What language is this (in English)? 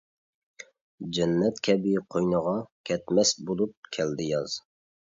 Uyghur